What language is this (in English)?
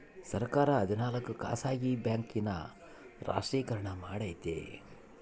Kannada